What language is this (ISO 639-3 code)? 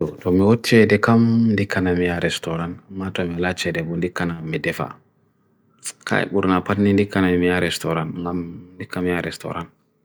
fui